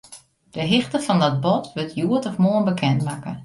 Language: Western Frisian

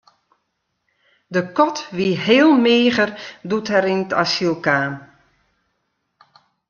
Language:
Western Frisian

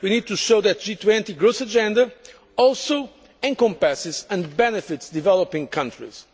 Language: English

